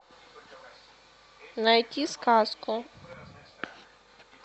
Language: Russian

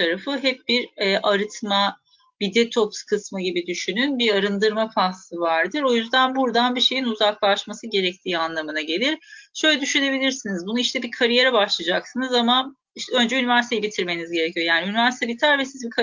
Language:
Turkish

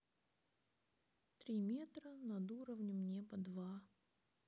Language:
Russian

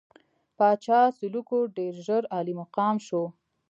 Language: Pashto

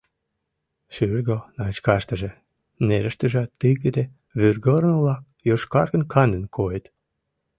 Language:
Mari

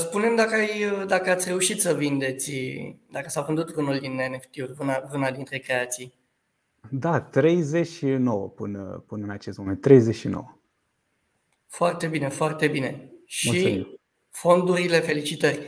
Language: Romanian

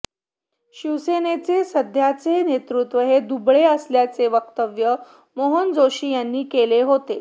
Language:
Marathi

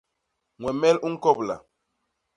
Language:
Basaa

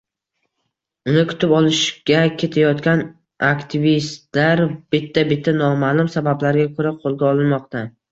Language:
Uzbek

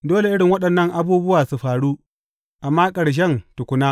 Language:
Hausa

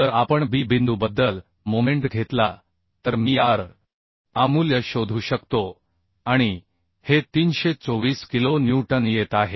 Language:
Marathi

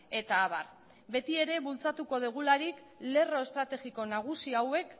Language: Basque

